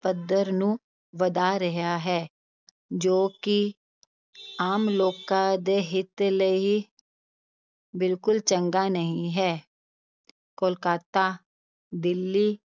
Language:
Punjabi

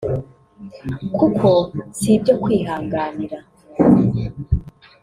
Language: Kinyarwanda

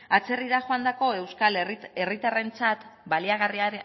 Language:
Basque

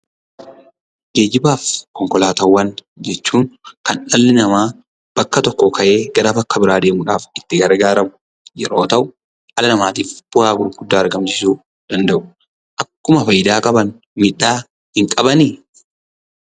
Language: Oromo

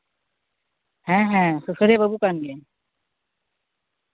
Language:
Santali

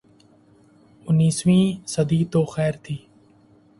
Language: Urdu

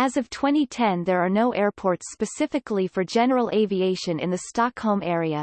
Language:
English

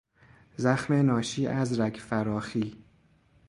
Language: Persian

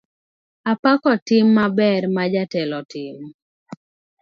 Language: Luo (Kenya and Tanzania)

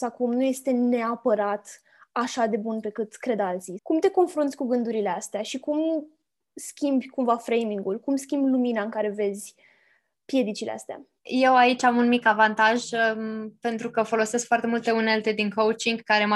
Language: Romanian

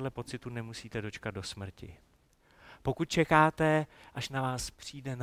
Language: Czech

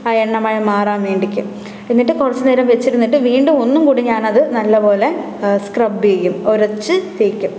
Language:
Malayalam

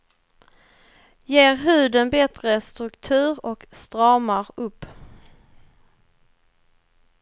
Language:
Swedish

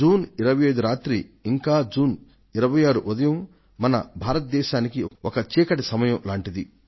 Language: Telugu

